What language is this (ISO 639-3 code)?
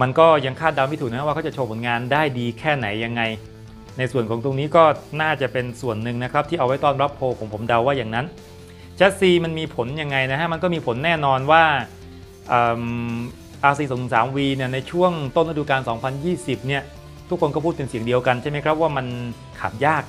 tha